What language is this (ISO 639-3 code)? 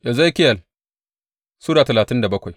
hau